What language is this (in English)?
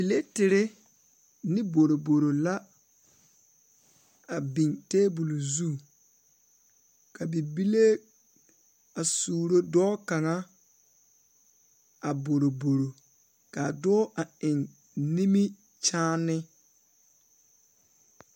Southern Dagaare